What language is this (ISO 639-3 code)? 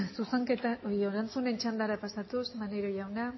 eus